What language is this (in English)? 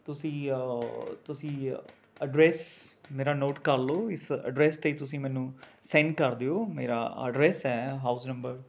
Punjabi